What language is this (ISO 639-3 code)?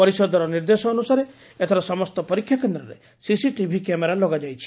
ori